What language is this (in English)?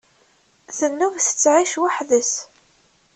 Kabyle